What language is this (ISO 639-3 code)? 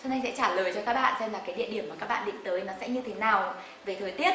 vie